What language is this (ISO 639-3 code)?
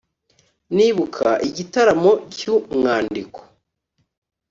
kin